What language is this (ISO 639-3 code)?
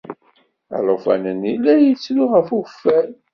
kab